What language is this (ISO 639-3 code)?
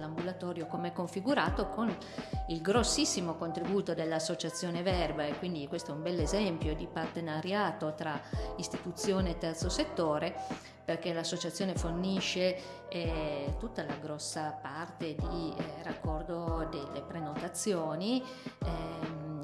ita